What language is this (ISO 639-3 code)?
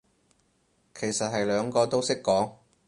yue